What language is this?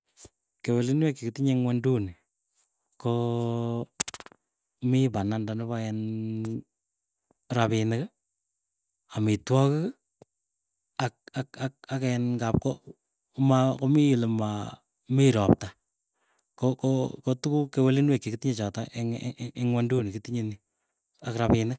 Keiyo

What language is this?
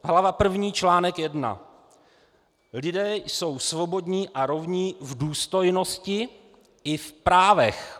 Czech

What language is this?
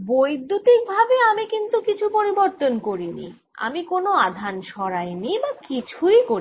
Bangla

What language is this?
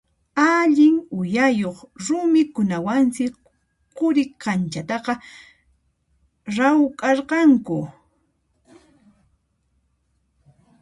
Puno Quechua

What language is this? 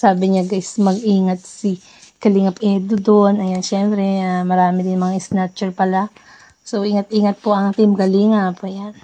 Filipino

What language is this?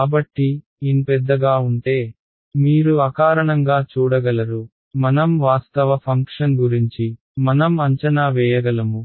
Telugu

